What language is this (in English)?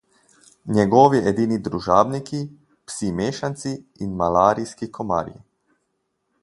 Slovenian